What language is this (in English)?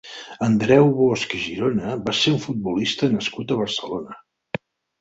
Catalan